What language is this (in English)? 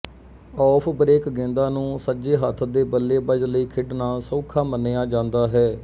Punjabi